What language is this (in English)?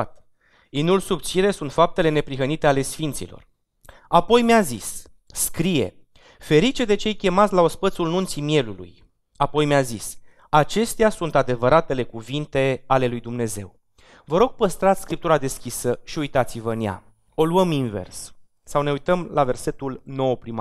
Romanian